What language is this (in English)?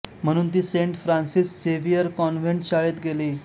Marathi